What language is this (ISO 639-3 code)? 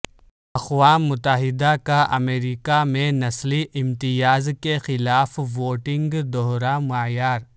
urd